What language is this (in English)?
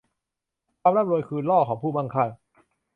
Thai